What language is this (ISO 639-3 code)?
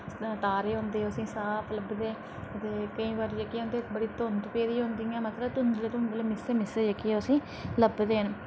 doi